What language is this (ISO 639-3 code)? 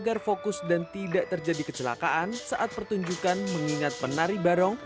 ind